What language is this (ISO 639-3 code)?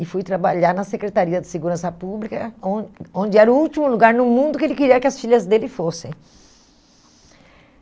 por